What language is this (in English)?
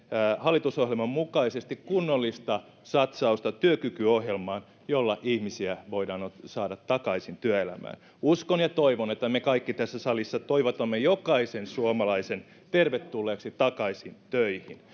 Finnish